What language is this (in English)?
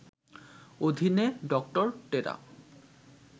Bangla